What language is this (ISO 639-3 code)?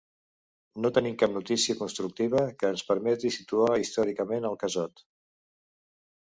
cat